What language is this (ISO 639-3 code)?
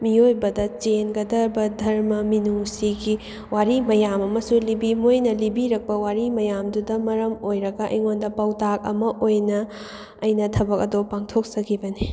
mni